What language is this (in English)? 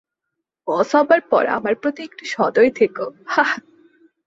Bangla